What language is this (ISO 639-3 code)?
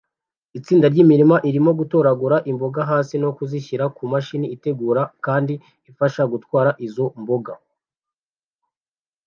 kin